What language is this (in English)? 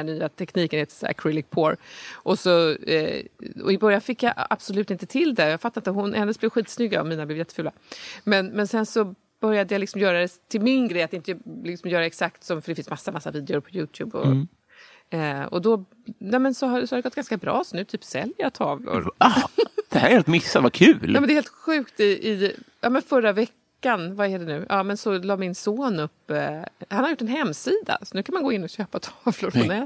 Swedish